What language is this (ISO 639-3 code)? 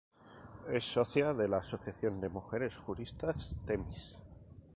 spa